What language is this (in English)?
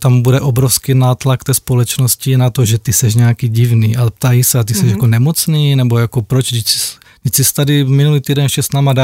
Czech